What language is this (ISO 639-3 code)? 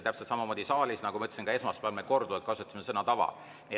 est